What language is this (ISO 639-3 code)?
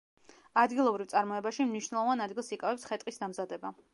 kat